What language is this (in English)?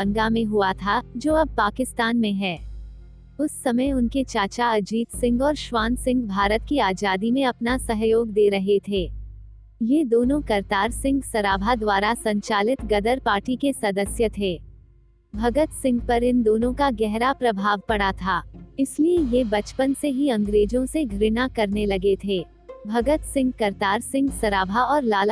Hindi